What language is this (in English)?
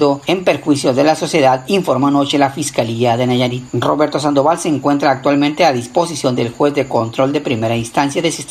Spanish